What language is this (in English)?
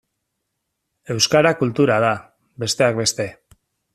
Basque